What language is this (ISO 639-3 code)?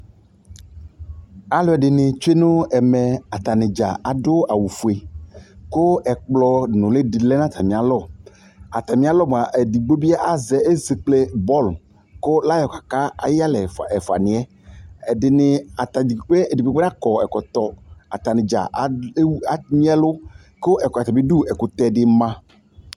kpo